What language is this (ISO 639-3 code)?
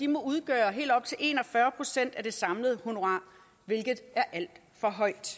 dan